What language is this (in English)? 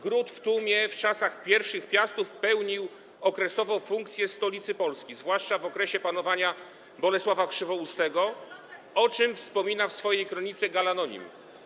Polish